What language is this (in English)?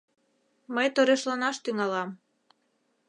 Mari